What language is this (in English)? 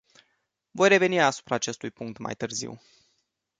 Romanian